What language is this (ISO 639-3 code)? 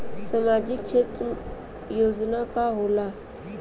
bho